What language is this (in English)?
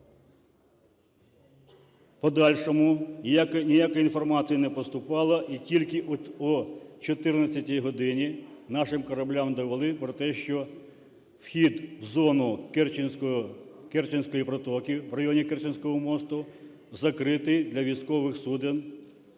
Ukrainian